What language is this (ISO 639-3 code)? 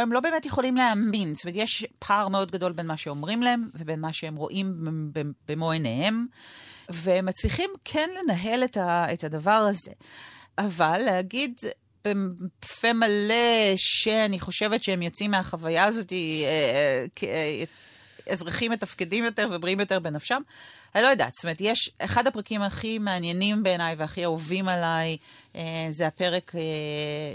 heb